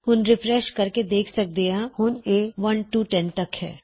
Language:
Punjabi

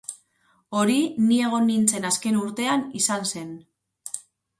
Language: Basque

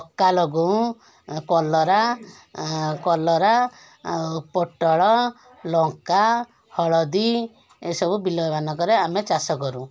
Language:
Odia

